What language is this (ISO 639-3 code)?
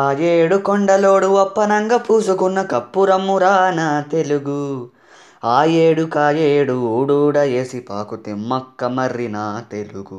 tel